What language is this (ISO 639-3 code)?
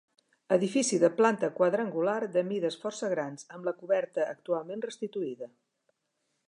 cat